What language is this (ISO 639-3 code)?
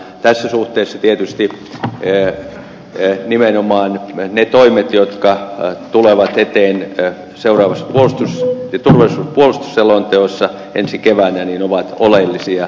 fin